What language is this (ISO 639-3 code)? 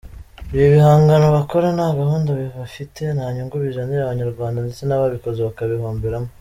kin